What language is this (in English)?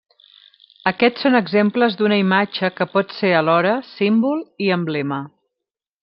Catalan